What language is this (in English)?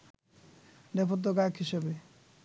Bangla